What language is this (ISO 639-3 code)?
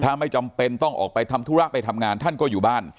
tha